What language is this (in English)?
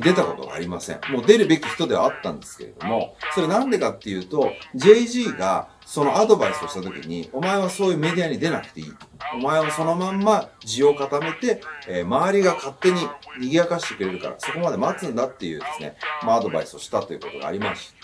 Japanese